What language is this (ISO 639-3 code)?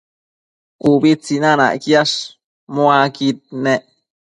mcf